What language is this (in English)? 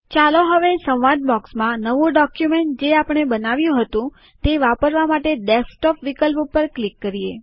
Gujarati